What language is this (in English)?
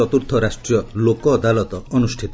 Odia